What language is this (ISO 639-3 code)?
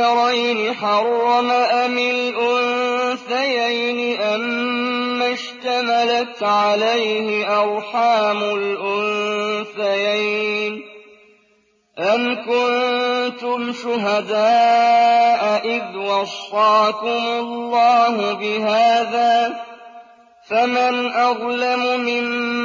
ara